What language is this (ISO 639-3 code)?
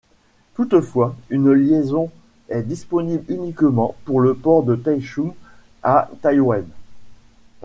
fra